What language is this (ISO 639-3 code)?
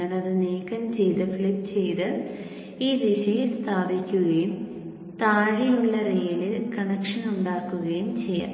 mal